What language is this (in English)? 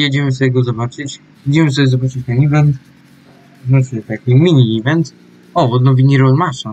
Polish